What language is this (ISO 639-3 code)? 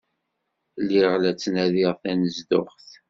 kab